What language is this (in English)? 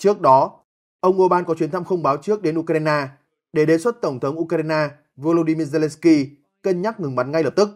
Vietnamese